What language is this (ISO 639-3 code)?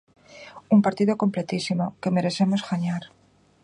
glg